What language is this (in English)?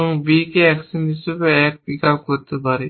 Bangla